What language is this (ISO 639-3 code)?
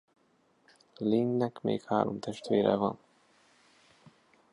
hun